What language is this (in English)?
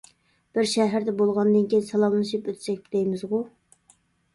Uyghur